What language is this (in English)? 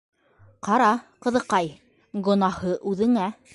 Bashkir